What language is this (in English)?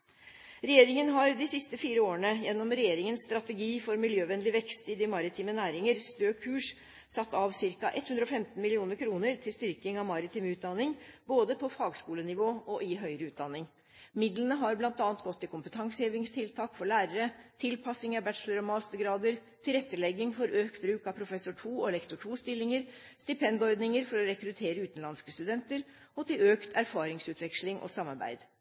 Norwegian Bokmål